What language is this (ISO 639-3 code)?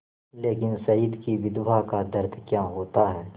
hin